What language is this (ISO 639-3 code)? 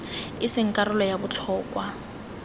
tsn